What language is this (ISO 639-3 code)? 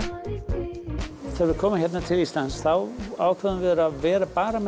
isl